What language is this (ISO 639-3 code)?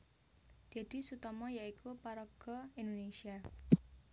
jav